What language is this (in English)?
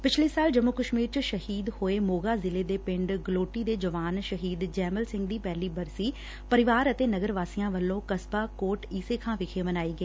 Punjabi